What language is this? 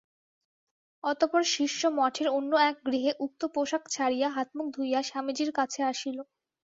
Bangla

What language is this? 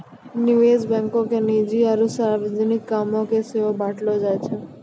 Maithili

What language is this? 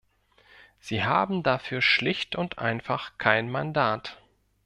German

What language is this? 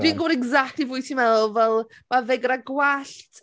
Welsh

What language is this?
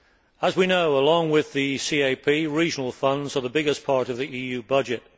English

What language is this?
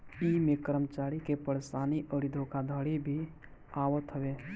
Bhojpuri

